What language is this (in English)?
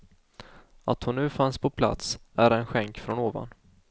Swedish